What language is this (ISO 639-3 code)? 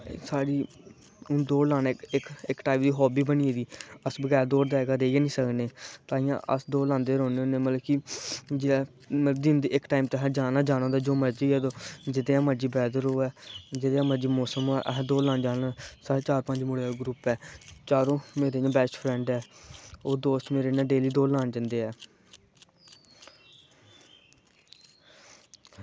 doi